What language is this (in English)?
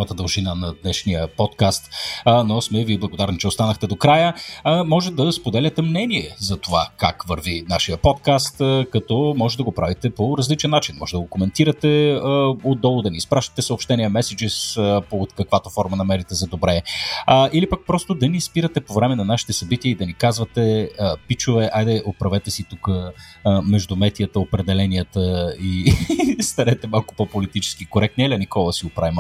Bulgarian